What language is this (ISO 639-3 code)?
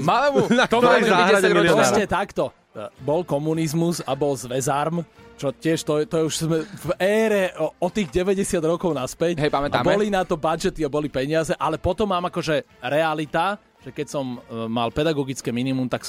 slk